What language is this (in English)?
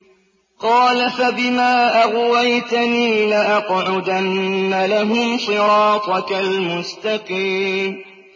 Arabic